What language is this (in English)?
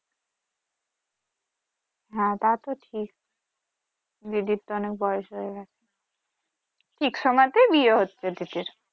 Bangla